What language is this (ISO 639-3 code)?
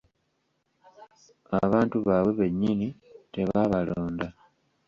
lug